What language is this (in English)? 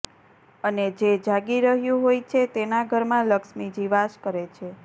Gujarati